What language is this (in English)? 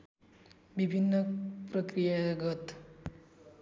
Nepali